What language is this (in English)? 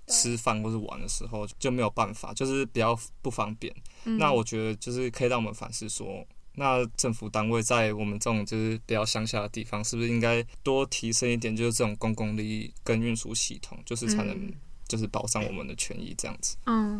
Chinese